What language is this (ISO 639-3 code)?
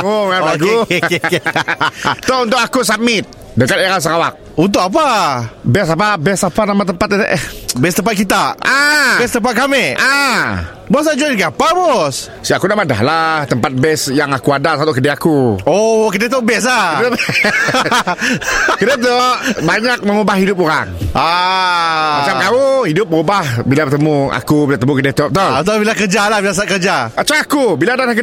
msa